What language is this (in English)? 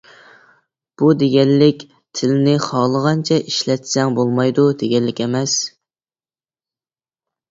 Uyghur